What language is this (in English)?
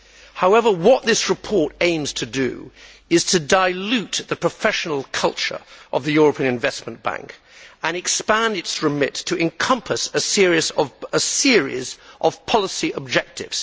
English